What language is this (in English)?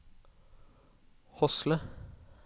Norwegian